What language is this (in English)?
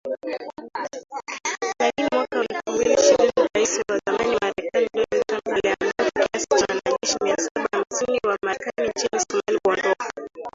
Swahili